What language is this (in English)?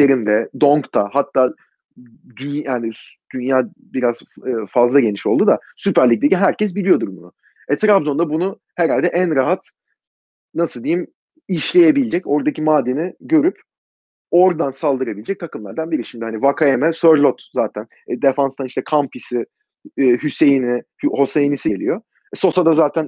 Turkish